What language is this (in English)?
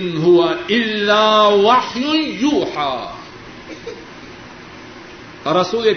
Urdu